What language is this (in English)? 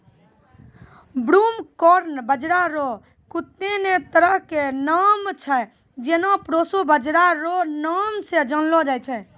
Maithili